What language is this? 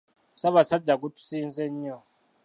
Ganda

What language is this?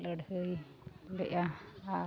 Santali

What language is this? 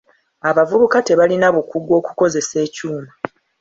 Ganda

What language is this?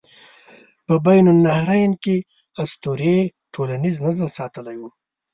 Pashto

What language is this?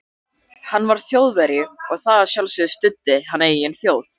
Icelandic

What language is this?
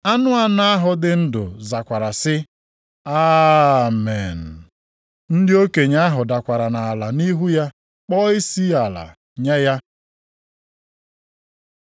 Igbo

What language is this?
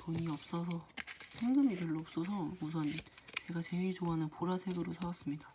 Korean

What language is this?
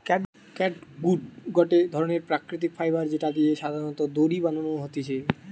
Bangla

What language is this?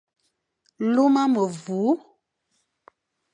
Fang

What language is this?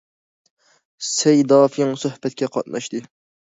Uyghur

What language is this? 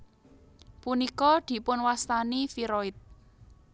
Javanese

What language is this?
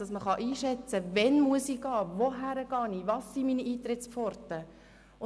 Swiss German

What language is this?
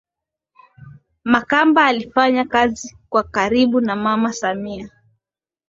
Swahili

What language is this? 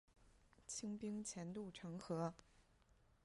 Chinese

